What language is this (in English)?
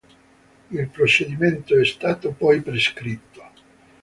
Italian